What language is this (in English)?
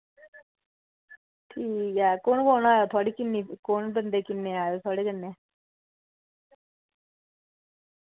Dogri